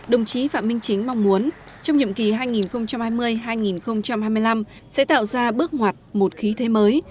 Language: Vietnamese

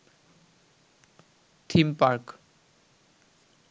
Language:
Bangla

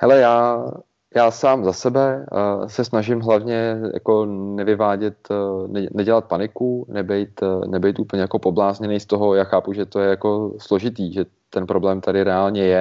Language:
Czech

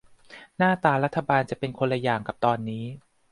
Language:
Thai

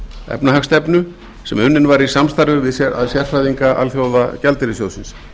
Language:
Icelandic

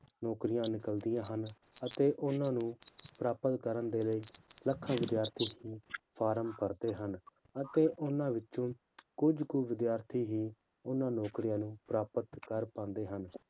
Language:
Punjabi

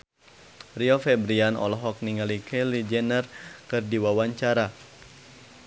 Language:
Sundanese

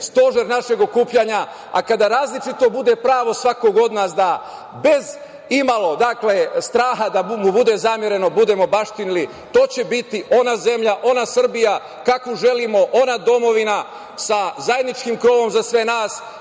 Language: Serbian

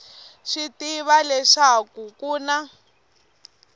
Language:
Tsonga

